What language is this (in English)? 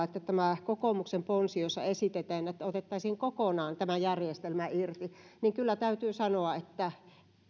Finnish